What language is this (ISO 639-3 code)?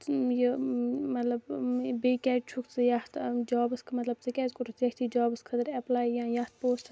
kas